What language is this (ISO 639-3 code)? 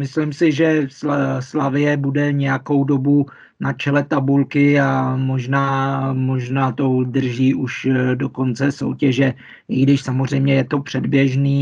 ces